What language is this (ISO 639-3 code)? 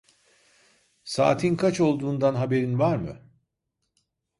tur